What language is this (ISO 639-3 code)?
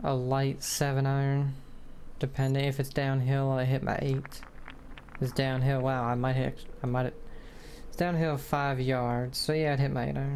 eng